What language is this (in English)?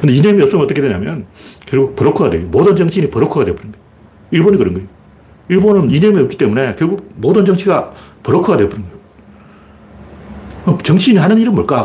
Korean